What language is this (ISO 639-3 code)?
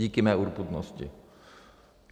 ces